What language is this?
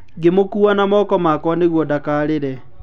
Kikuyu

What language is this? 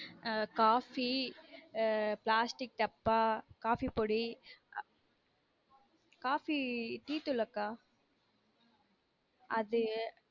Tamil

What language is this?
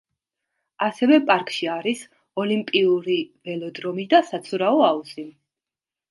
Georgian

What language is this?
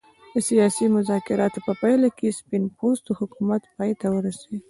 Pashto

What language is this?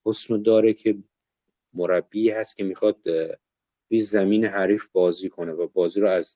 Persian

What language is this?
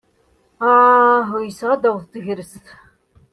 Kabyle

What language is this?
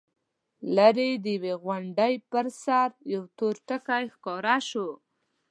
Pashto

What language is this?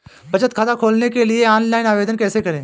Hindi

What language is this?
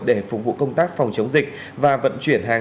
Vietnamese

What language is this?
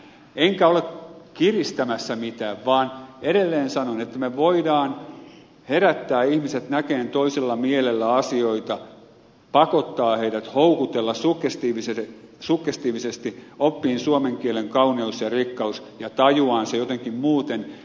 Finnish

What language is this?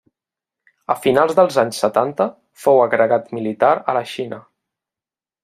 Catalan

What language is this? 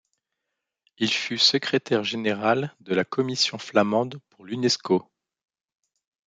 French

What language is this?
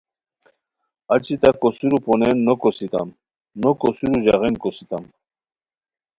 Khowar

